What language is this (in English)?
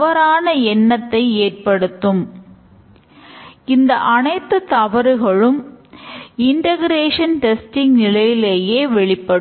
Tamil